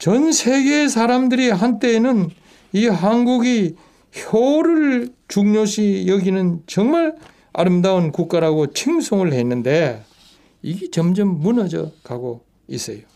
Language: Korean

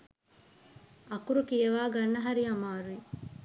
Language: Sinhala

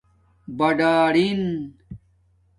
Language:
Domaaki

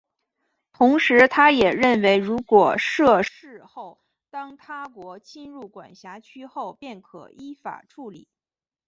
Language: Chinese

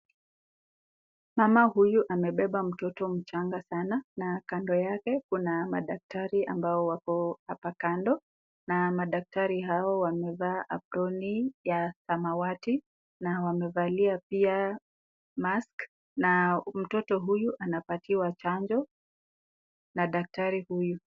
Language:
Swahili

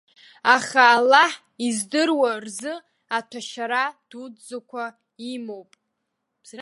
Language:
Abkhazian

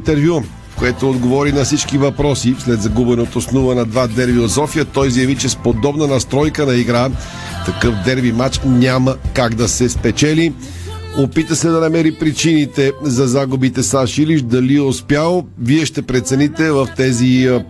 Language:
Bulgarian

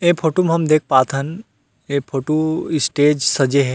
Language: Chhattisgarhi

